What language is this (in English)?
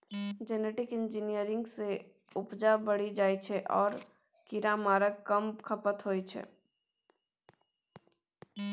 Maithili